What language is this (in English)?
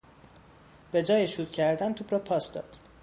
Persian